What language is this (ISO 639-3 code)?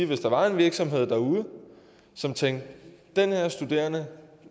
dan